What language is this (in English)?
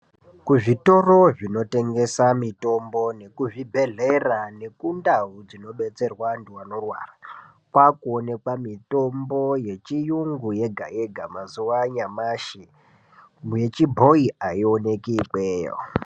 Ndau